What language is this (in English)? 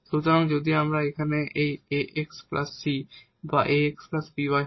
Bangla